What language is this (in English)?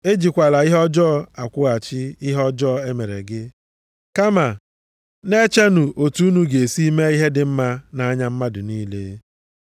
Igbo